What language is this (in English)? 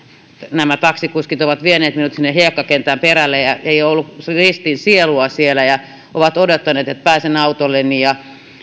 Finnish